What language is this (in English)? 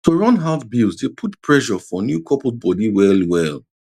Nigerian Pidgin